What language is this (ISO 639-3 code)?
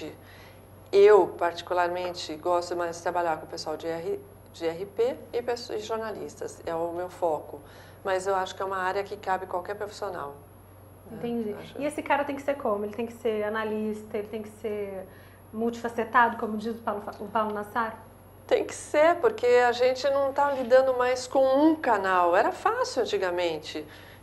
por